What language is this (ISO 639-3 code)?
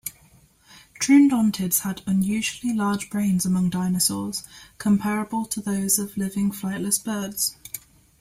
eng